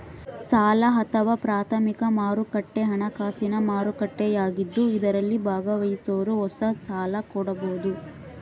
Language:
Kannada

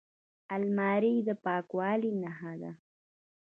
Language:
Pashto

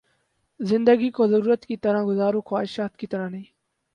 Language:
Urdu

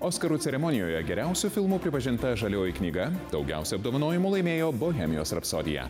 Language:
Lithuanian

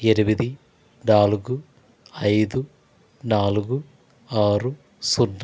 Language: Telugu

